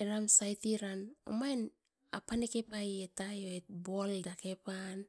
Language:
Askopan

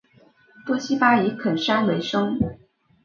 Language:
Chinese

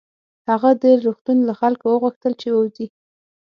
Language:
Pashto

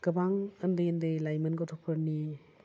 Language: Bodo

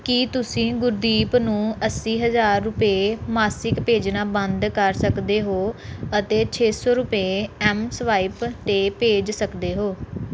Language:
Punjabi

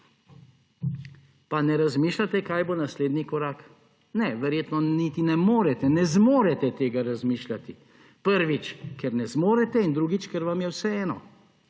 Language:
Slovenian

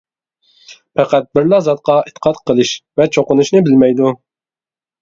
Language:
Uyghur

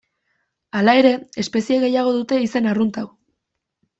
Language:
Basque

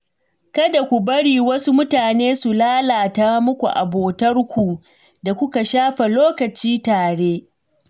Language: Hausa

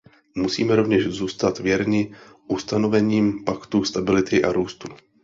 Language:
Czech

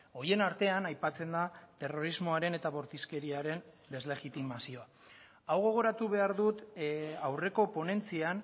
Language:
Basque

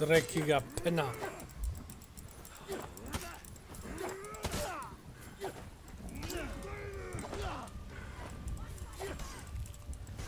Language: German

